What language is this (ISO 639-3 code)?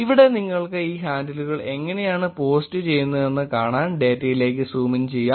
mal